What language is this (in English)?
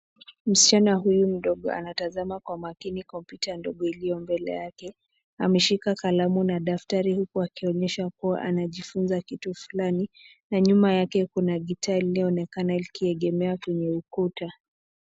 Swahili